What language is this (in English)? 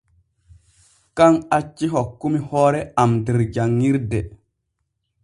Borgu Fulfulde